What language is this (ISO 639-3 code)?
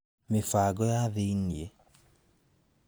kik